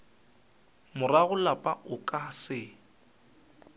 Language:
Northern Sotho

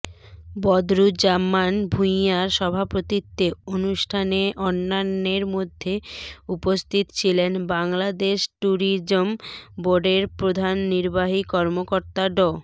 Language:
Bangla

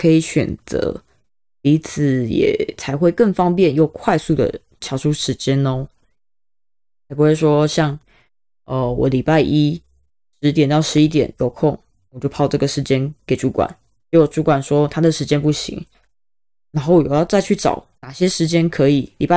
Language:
Chinese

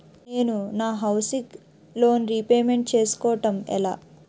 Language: Telugu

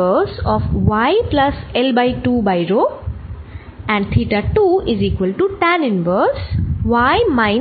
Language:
Bangla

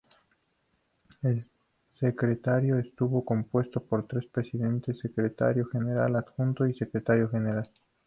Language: Spanish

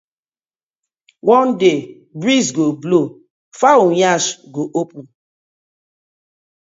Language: Nigerian Pidgin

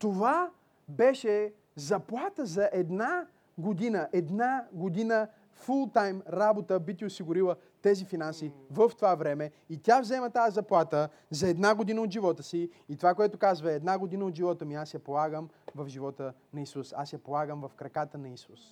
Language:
Bulgarian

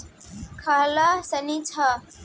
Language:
Bhojpuri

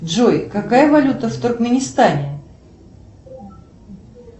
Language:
Russian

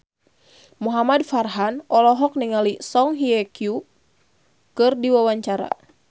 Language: Sundanese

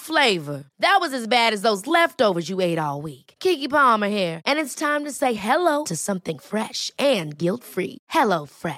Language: Swedish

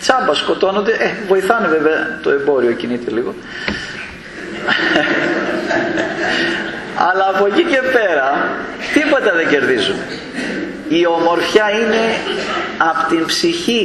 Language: Greek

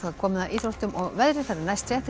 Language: Icelandic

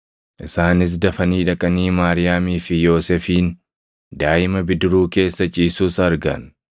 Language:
Oromo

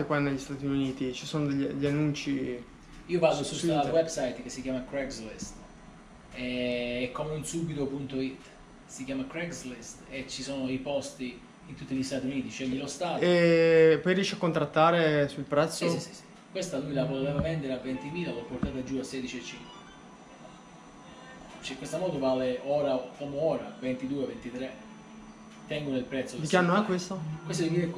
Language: Italian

